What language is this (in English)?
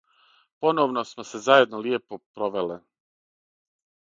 Serbian